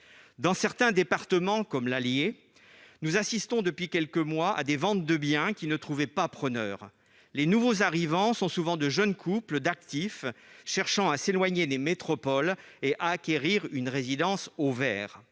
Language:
French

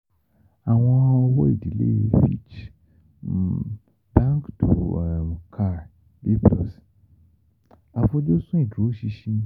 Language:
Yoruba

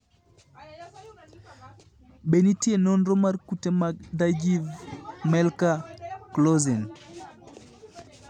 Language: Luo (Kenya and Tanzania)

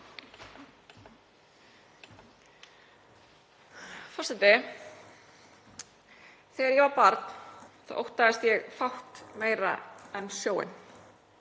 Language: Icelandic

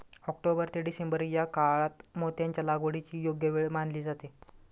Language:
Marathi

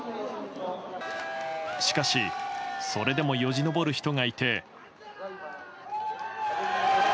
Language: Japanese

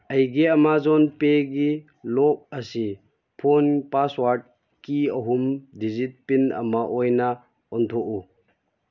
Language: Manipuri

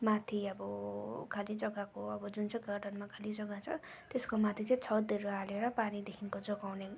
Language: Nepali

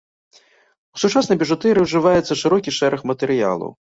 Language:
Belarusian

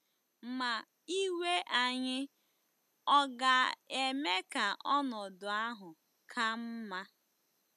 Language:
Igbo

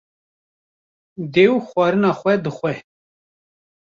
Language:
Kurdish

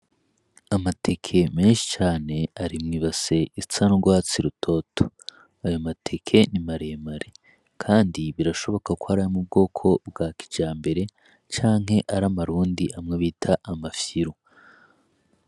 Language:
Rundi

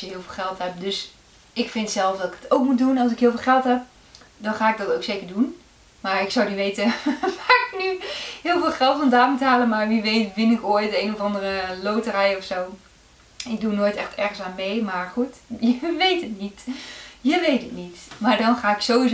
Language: Dutch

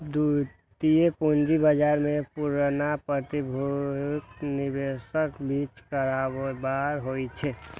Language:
Maithili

